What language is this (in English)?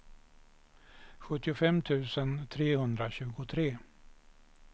Swedish